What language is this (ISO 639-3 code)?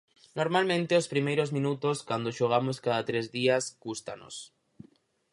glg